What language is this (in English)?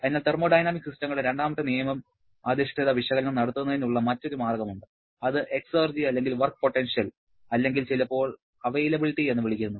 Malayalam